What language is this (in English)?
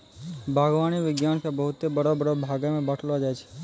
Maithili